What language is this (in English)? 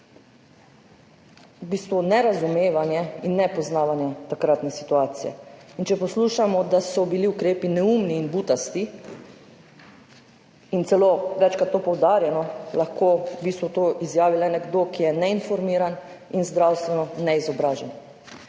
Slovenian